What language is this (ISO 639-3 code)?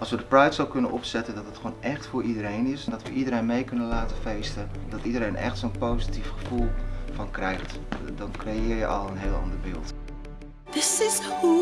nld